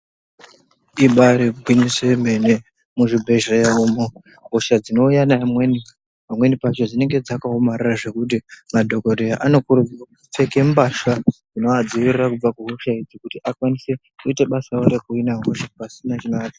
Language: Ndau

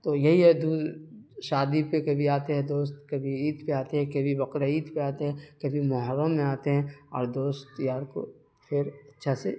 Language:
Urdu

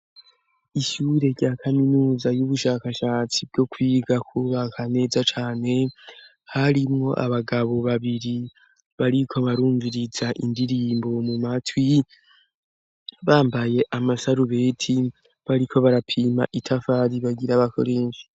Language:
Rundi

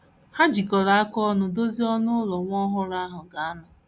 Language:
Igbo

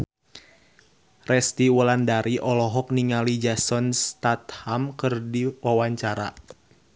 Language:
Sundanese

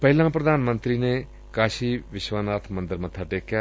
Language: Punjabi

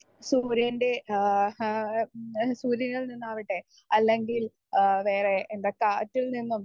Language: Malayalam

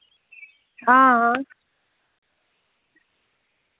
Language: Dogri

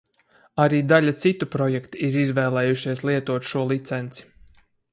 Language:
Latvian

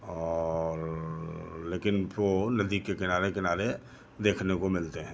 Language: Hindi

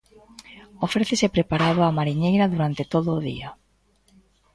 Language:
Galician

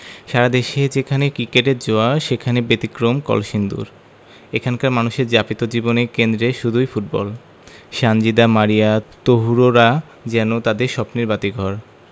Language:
Bangla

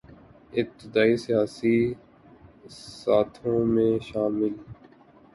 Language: Urdu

